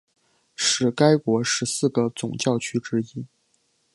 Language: Chinese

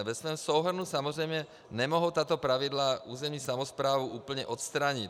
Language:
Czech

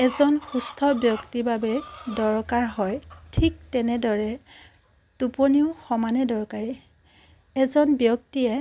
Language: Assamese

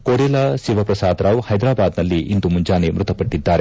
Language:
Kannada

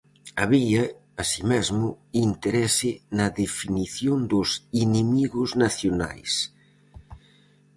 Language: Galician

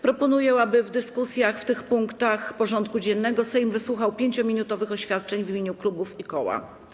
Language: Polish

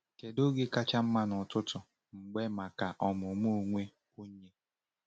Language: Igbo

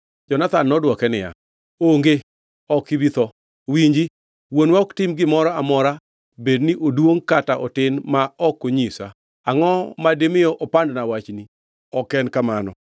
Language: Luo (Kenya and Tanzania)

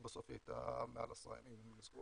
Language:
Hebrew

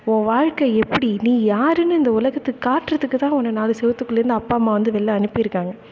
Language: Tamil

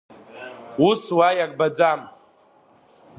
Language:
Abkhazian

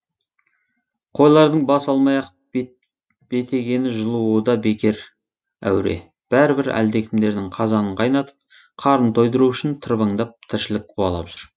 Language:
Kazakh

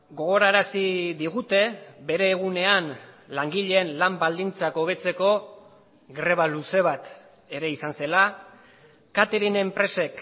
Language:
Basque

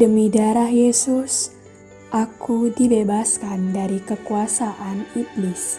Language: Indonesian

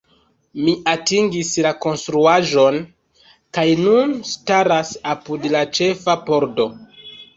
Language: Esperanto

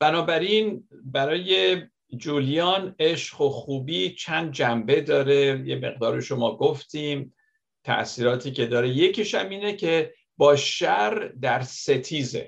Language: Persian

